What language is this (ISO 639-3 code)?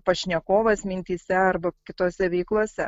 lit